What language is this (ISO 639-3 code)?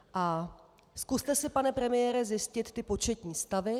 ces